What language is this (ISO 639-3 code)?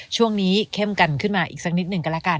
tha